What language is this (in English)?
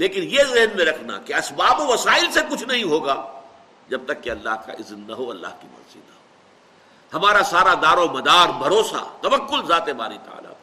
Urdu